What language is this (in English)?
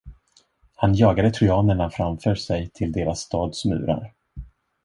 Swedish